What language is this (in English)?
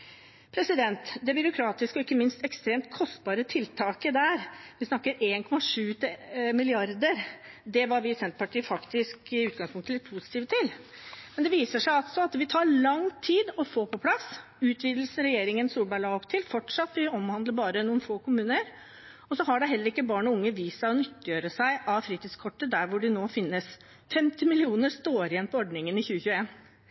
Norwegian Bokmål